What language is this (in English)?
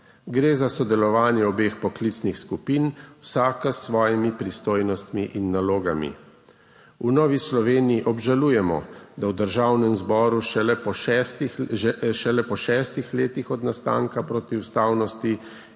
Slovenian